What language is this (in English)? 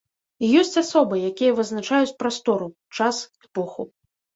Belarusian